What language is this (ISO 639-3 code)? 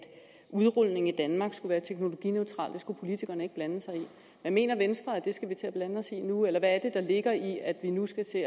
dan